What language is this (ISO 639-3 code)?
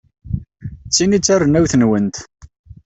kab